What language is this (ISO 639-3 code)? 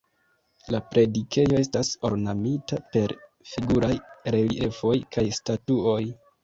epo